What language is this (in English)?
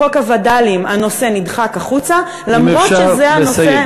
Hebrew